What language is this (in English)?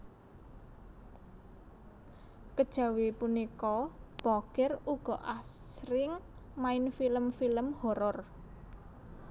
Javanese